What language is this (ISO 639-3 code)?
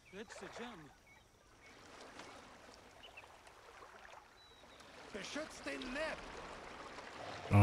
deu